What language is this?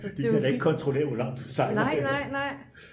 Danish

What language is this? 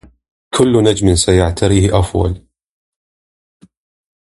Arabic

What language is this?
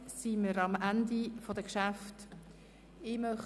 Swiss German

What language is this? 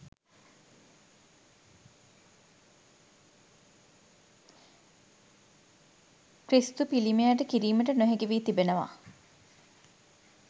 Sinhala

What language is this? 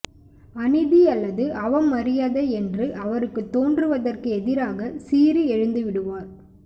Tamil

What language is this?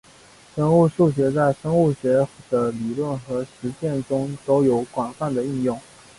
Chinese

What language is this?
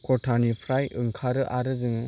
Bodo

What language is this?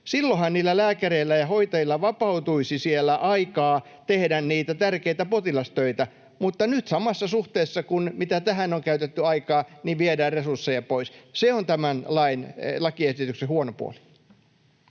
Finnish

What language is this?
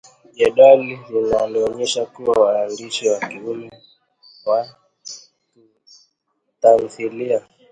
Swahili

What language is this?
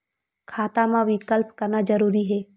Chhattisgarhi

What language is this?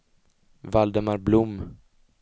Swedish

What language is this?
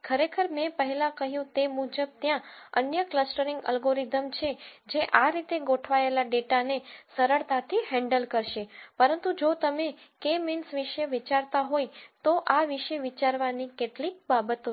Gujarati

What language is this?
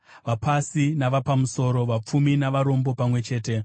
Shona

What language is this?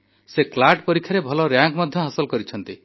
Odia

